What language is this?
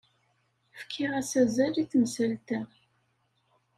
Kabyle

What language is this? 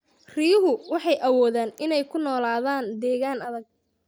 Somali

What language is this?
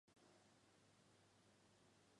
Chinese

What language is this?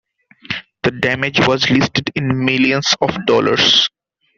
English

